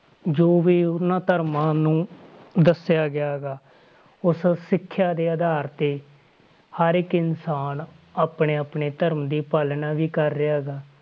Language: Punjabi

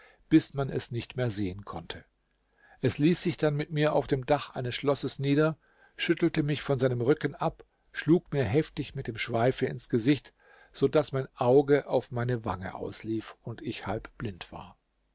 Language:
German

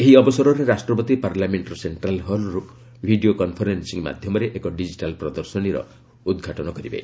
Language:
Odia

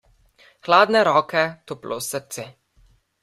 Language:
Slovenian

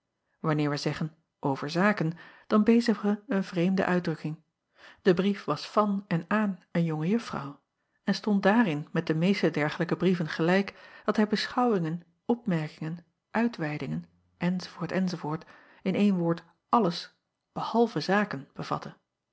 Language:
Dutch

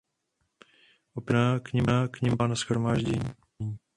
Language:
Czech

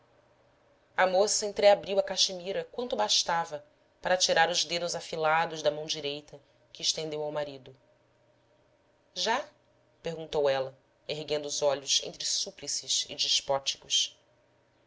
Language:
Portuguese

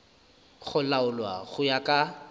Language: Northern Sotho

